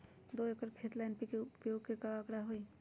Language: Magahi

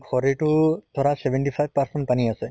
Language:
Assamese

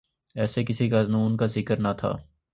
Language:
Urdu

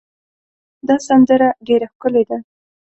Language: Pashto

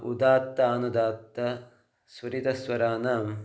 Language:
Sanskrit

